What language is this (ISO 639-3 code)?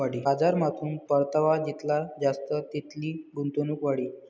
mar